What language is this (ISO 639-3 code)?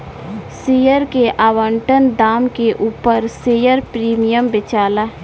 bho